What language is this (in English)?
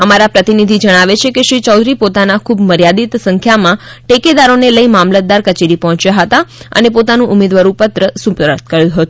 Gujarati